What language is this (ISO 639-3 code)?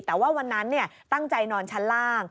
tha